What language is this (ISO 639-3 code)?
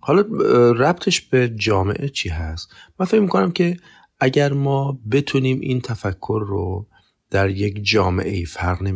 fas